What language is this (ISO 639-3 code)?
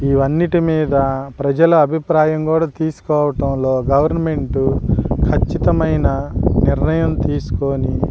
tel